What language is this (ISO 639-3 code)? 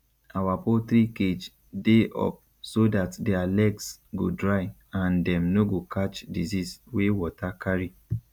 pcm